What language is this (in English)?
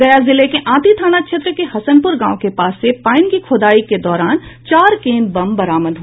Hindi